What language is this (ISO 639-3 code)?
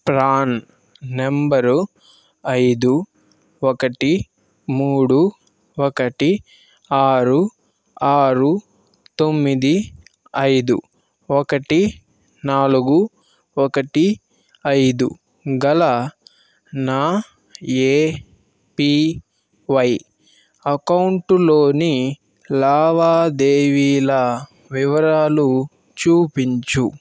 tel